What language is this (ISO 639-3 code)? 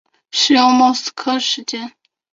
zho